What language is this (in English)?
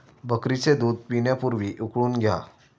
Marathi